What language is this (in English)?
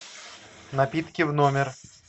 Russian